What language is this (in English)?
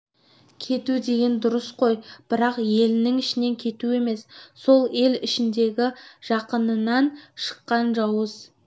Kazakh